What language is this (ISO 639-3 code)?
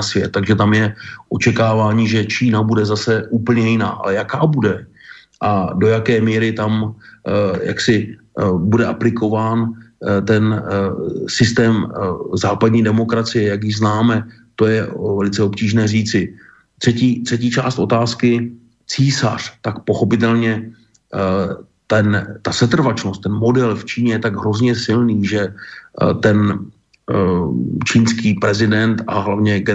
ces